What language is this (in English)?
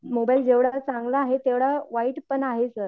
Marathi